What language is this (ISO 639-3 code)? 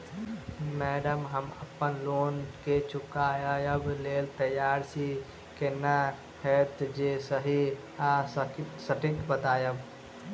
mai